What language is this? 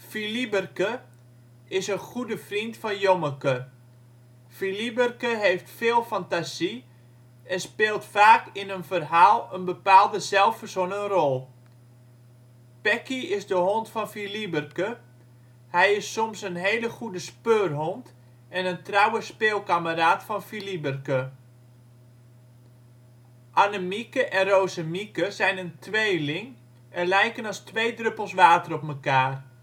Dutch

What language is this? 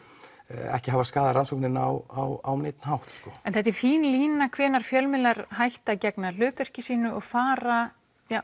Icelandic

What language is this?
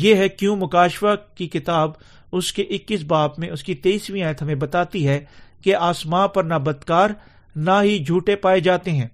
Urdu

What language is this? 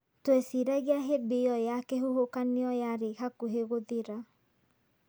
Kikuyu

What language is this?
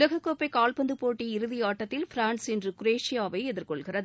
Tamil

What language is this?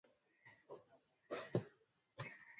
Swahili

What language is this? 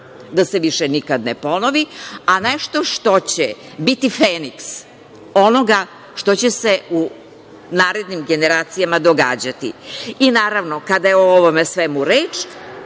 Serbian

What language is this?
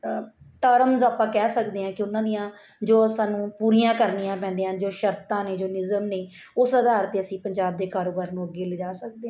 Punjabi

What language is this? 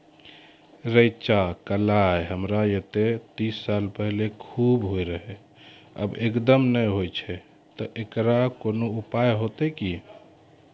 Maithili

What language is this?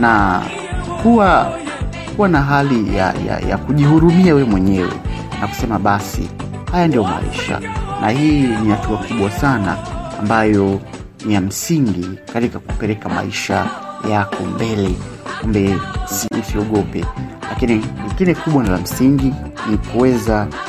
Swahili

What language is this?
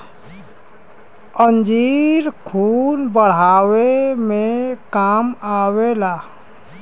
Bhojpuri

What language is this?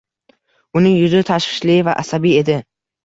Uzbek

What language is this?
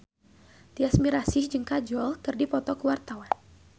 Sundanese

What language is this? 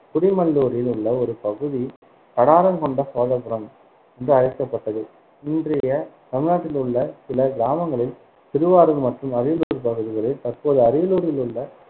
Tamil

